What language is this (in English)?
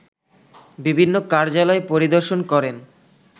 Bangla